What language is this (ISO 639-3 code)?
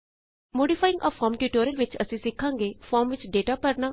pan